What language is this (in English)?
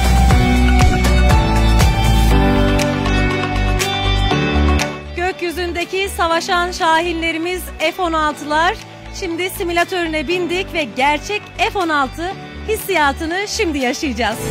Turkish